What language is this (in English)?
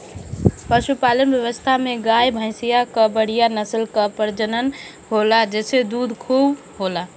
Bhojpuri